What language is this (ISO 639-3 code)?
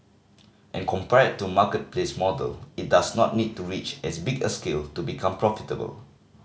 eng